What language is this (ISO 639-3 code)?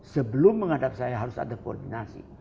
ind